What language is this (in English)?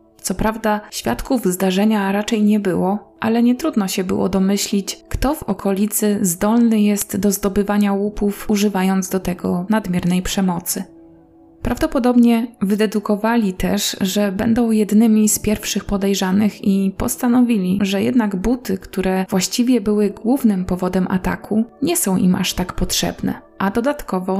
Polish